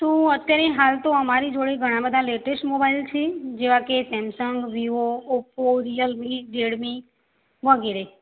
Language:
Gujarati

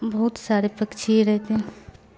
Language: Urdu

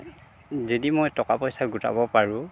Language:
Assamese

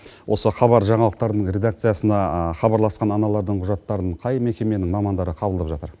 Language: Kazakh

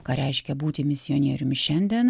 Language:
Lithuanian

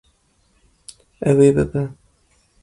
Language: Kurdish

